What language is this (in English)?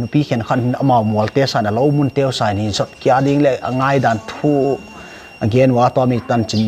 Thai